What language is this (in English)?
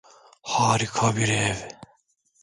Turkish